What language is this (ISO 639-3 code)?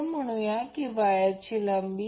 mar